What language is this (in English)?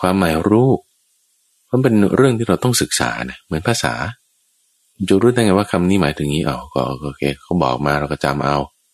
Thai